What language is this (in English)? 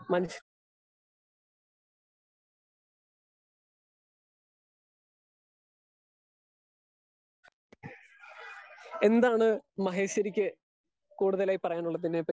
Malayalam